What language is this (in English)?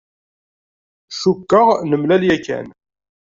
Kabyle